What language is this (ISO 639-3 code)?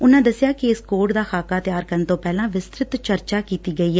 pan